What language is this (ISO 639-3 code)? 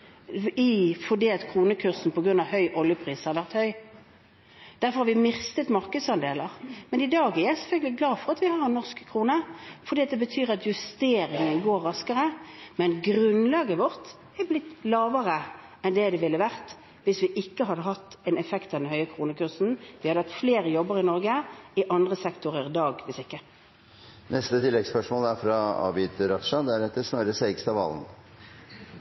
nor